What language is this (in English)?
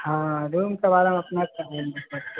Maithili